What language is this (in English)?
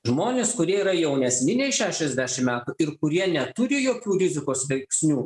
Lithuanian